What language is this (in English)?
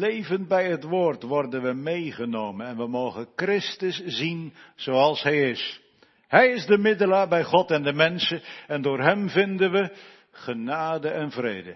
Dutch